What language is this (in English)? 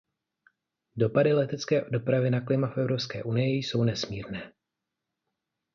Czech